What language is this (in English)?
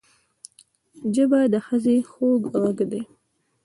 Pashto